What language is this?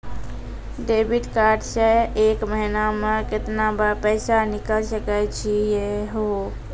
Maithili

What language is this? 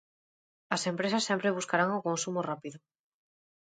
Galician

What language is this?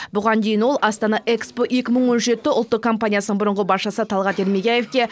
Kazakh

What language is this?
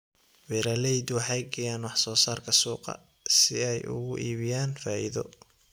Somali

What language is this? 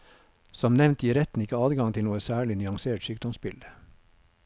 Norwegian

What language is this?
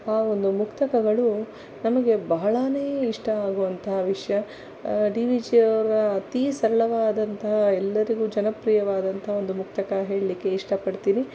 Kannada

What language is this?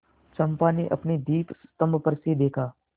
Hindi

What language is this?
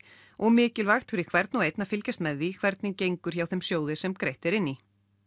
Icelandic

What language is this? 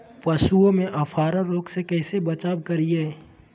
Magahi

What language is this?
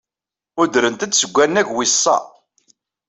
Kabyle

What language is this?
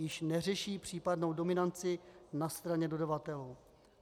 Czech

